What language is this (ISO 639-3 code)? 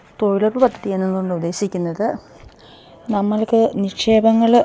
mal